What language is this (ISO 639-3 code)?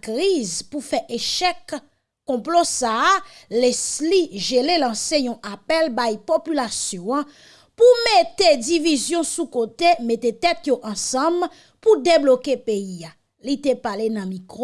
fra